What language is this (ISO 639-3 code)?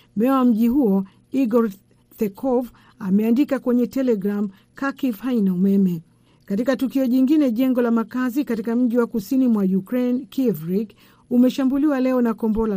swa